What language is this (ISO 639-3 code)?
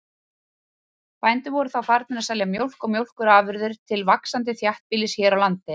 isl